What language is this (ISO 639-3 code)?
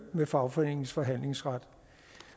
dan